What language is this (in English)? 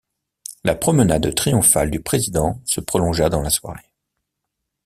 French